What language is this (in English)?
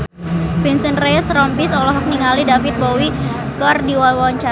Sundanese